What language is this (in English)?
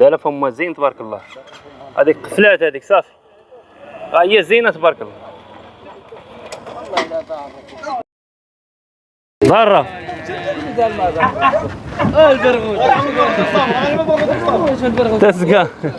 Arabic